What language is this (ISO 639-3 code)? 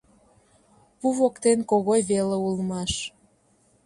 chm